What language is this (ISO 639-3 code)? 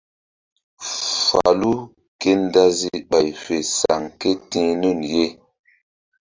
mdd